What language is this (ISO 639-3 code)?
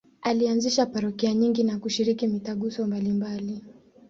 swa